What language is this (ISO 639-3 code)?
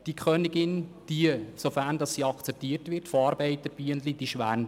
gsw